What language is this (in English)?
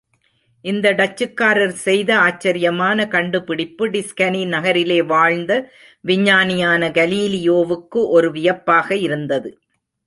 Tamil